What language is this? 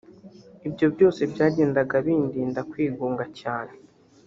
Kinyarwanda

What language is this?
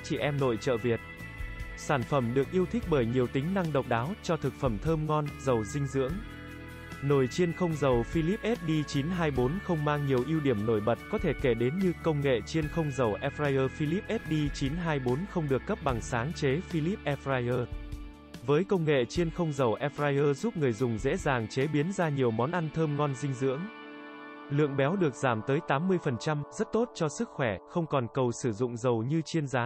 Vietnamese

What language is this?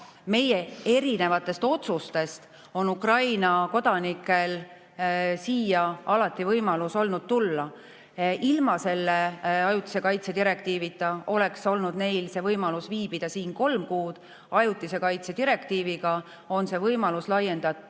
Estonian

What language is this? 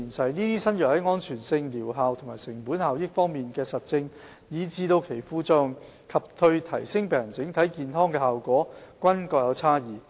Cantonese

